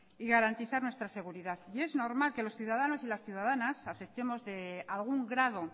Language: Spanish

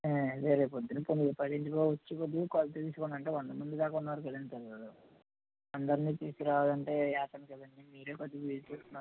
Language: Telugu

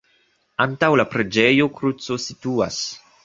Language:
Esperanto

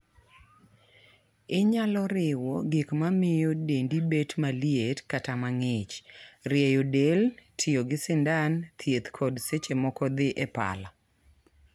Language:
Luo (Kenya and Tanzania)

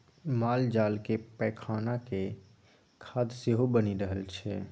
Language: Maithili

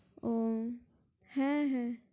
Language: Bangla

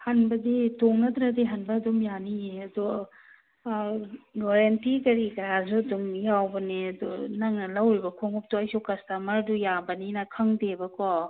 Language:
Manipuri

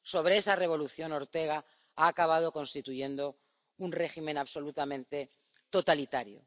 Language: Spanish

